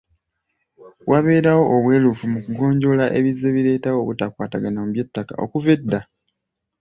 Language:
Ganda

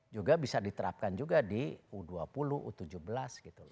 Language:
Indonesian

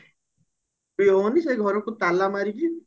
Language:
Odia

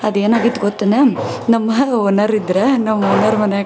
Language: Kannada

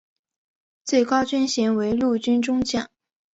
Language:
Chinese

